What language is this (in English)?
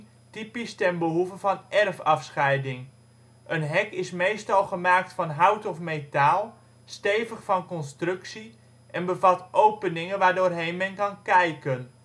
Dutch